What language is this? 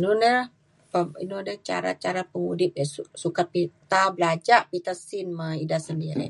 Mainstream Kenyah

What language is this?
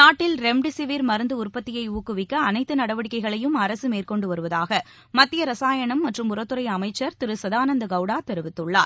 Tamil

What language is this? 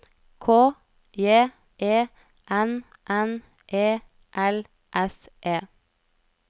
Norwegian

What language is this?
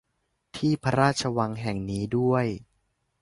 Thai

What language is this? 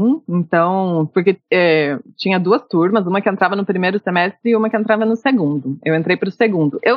Portuguese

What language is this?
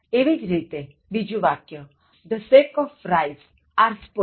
Gujarati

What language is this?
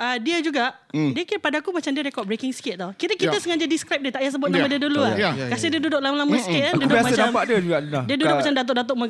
Malay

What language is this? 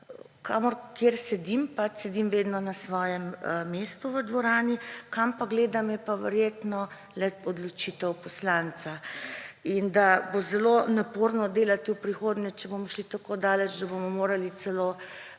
Slovenian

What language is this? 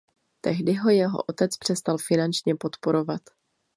Czech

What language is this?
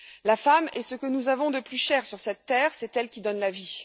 French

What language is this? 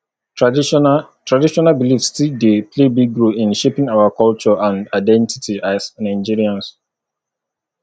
Nigerian Pidgin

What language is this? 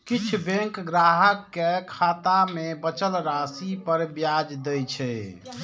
Maithili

